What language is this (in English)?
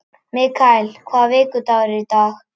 Icelandic